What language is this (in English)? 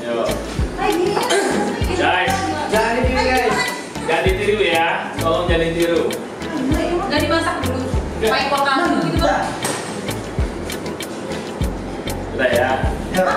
Indonesian